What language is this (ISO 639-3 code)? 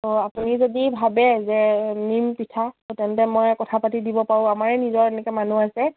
asm